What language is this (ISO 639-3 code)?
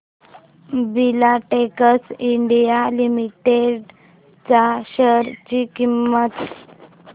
mar